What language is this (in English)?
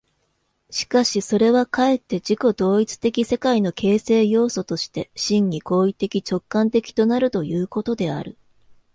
Japanese